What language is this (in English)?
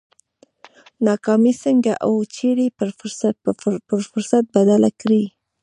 Pashto